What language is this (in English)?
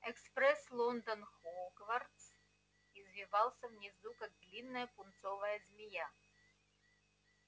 Russian